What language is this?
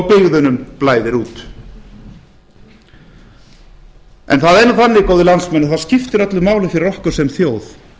Icelandic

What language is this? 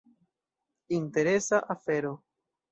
Esperanto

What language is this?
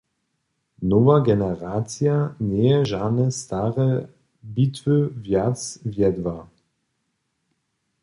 Upper Sorbian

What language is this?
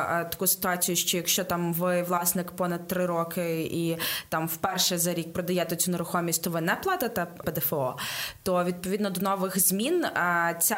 Ukrainian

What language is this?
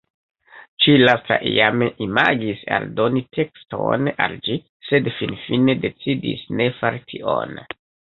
Esperanto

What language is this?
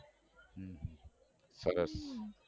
Gujarati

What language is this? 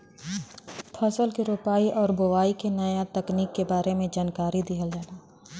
Bhojpuri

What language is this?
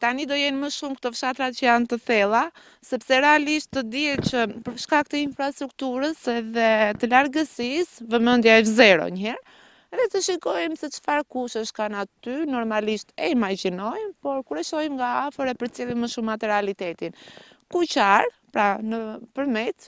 Romanian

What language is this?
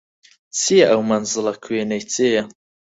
Central Kurdish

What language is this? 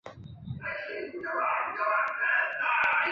Chinese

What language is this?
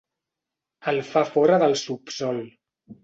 Catalan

